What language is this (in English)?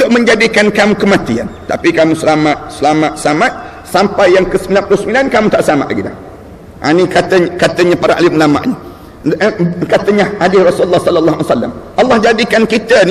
Malay